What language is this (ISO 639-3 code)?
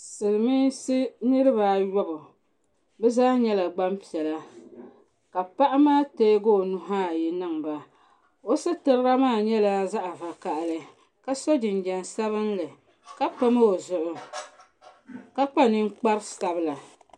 dag